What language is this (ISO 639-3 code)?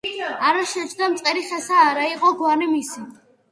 kat